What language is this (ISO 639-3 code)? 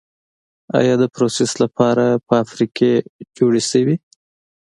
pus